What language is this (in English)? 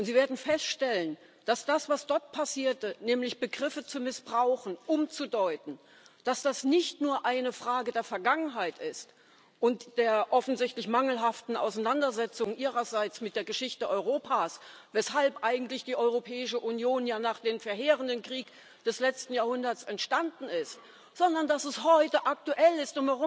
German